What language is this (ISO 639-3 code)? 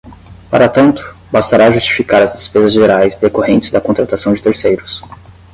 por